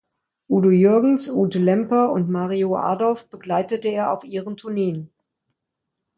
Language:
German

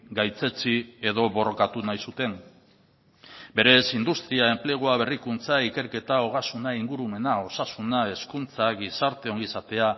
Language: Basque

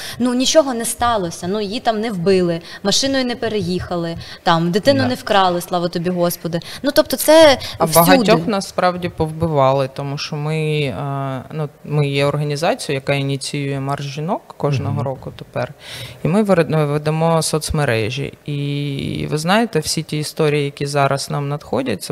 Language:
Ukrainian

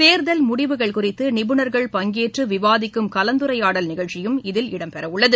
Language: Tamil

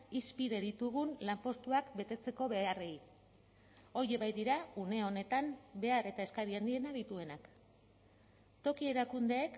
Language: Basque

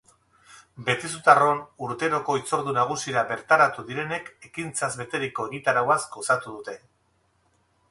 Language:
Basque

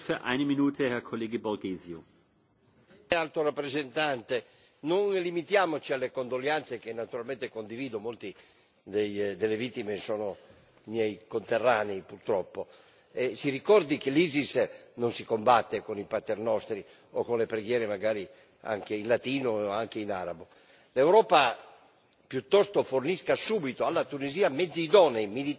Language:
Italian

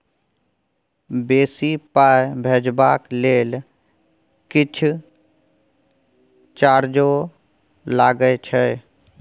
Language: Maithili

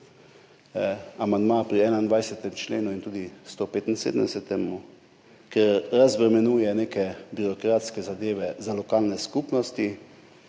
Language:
Slovenian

